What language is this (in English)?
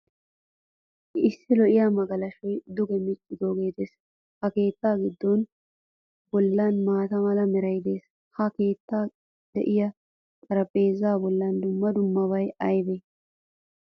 Wolaytta